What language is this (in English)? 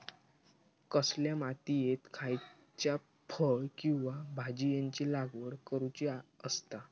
Marathi